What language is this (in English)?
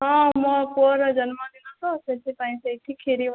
Odia